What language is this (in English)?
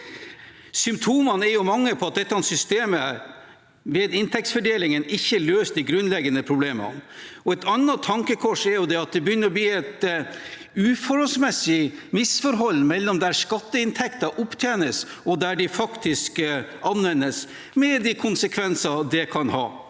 Norwegian